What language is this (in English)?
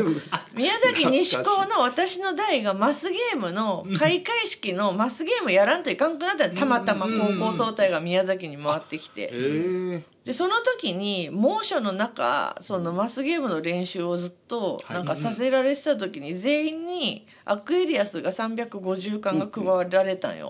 Japanese